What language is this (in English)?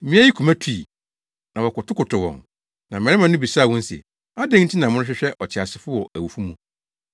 Akan